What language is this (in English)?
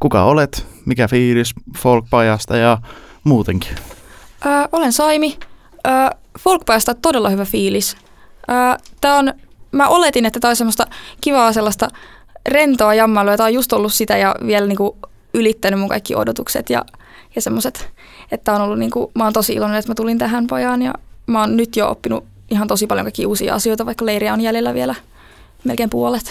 Finnish